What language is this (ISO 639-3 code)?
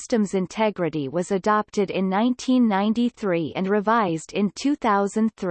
eng